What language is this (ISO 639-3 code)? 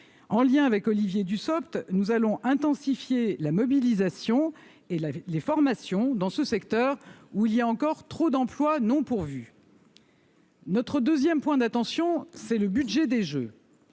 fra